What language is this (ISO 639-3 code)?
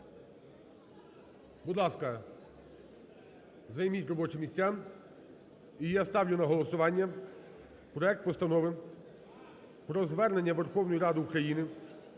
ukr